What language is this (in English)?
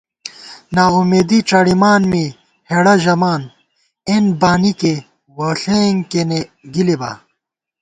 Gawar-Bati